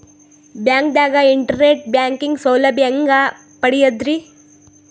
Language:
Kannada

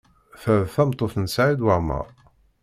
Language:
Kabyle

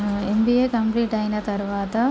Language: Telugu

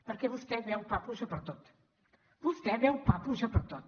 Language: Catalan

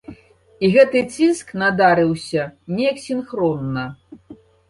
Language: Belarusian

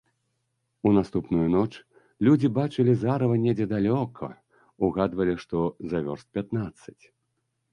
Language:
Belarusian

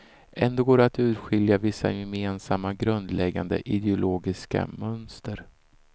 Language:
Swedish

